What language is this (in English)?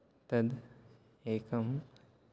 Sanskrit